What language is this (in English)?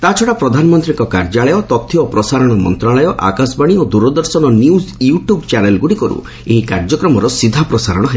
Odia